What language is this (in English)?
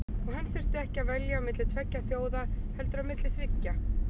Icelandic